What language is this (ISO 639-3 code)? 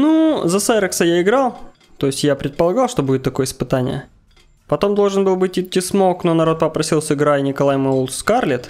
rus